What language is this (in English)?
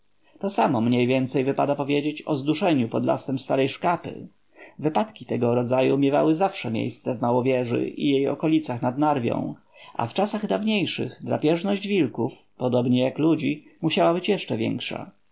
Polish